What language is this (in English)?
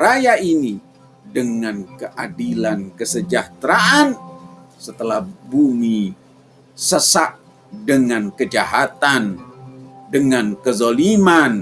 Indonesian